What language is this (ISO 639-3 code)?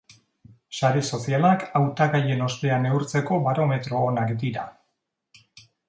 eus